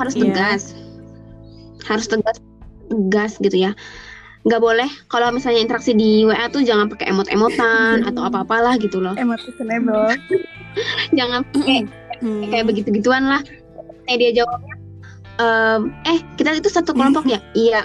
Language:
Indonesian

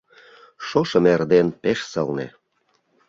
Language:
Mari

